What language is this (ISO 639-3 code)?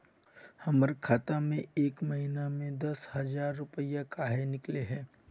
mag